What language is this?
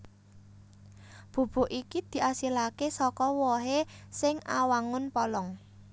Javanese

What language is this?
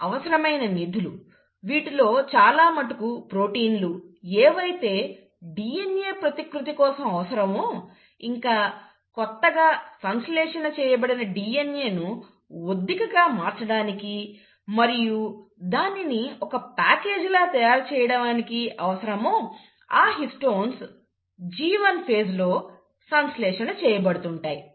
Telugu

